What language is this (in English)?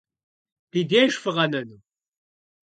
Kabardian